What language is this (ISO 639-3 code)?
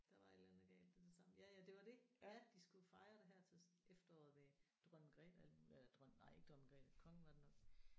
dan